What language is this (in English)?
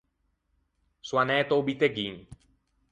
Ligurian